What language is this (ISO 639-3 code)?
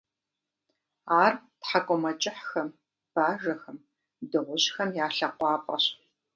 kbd